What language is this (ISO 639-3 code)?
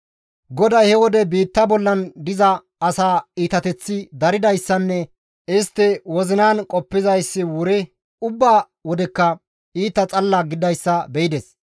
gmv